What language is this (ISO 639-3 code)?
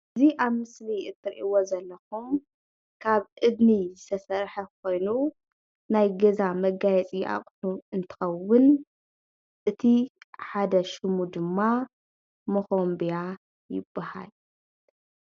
tir